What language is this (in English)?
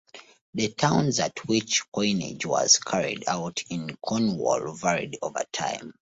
English